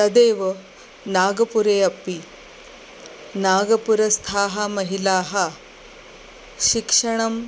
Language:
Sanskrit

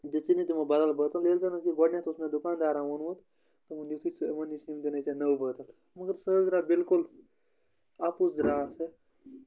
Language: Kashmiri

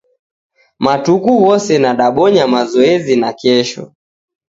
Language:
Taita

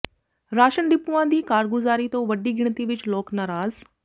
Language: Punjabi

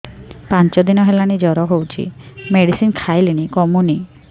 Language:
Odia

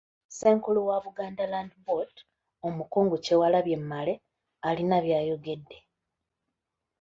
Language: Ganda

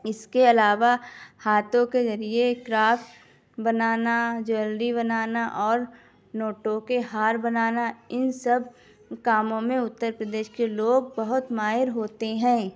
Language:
Urdu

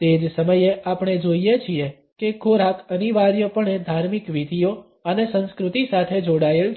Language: Gujarati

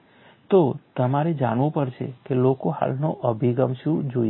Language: Gujarati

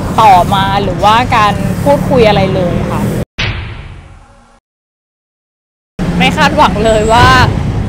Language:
Thai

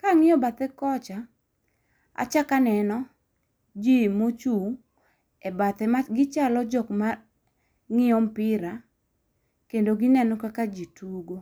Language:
Luo (Kenya and Tanzania)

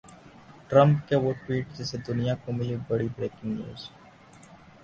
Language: Hindi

